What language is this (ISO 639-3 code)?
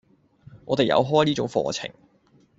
yue